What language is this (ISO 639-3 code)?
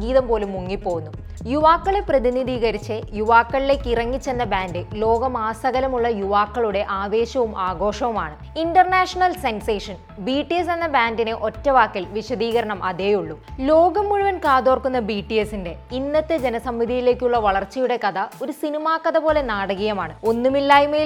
mal